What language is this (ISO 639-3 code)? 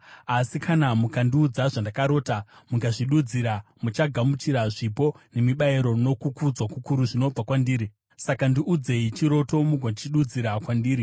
sna